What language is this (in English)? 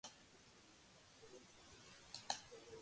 Georgian